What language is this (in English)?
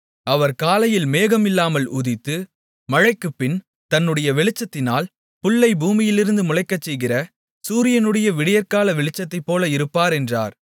Tamil